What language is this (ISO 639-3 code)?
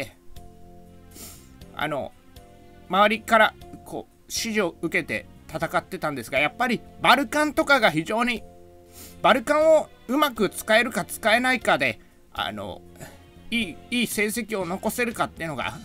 jpn